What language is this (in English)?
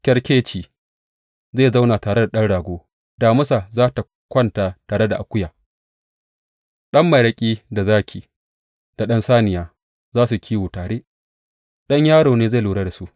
Hausa